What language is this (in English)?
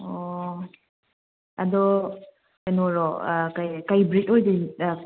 Manipuri